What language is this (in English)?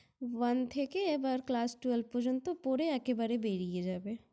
Bangla